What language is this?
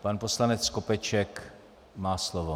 Czech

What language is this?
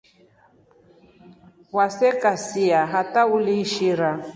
Rombo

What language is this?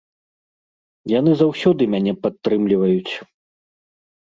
Belarusian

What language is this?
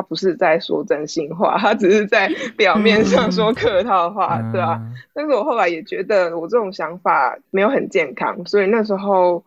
Chinese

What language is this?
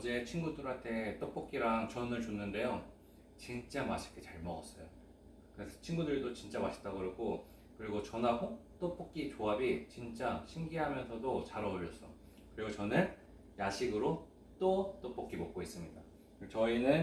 Korean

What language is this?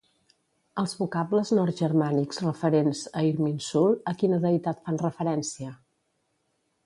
Catalan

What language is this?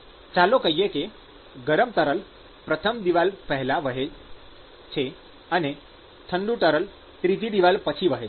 Gujarati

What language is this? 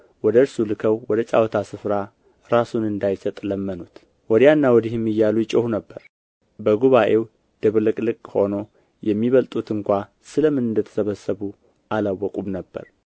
Amharic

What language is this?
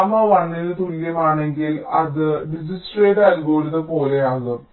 Malayalam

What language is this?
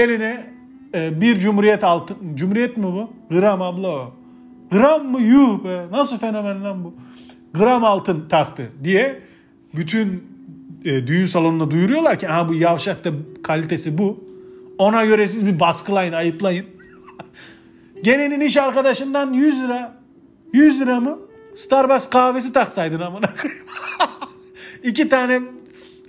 Turkish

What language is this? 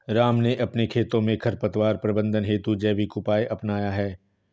Hindi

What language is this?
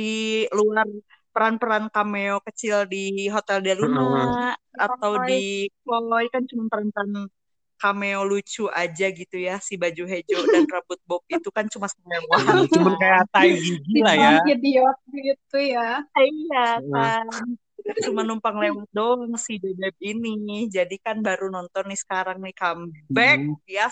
Indonesian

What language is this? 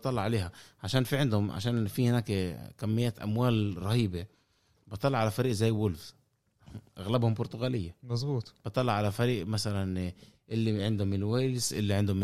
Arabic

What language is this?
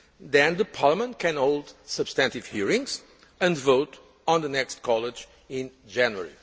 English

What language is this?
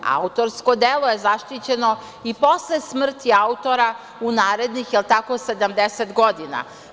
Serbian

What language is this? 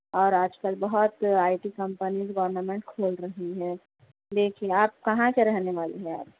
Urdu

